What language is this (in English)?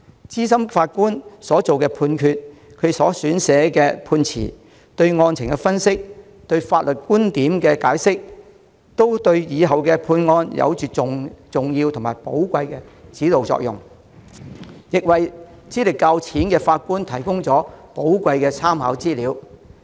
Cantonese